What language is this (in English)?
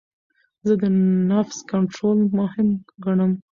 Pashto